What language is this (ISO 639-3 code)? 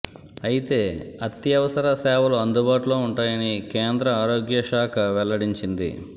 tel